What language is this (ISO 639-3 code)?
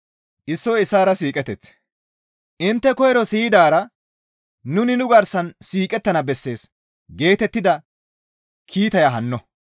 gmv